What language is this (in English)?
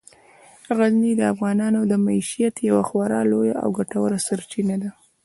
Pashto